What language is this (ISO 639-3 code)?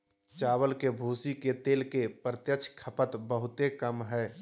mag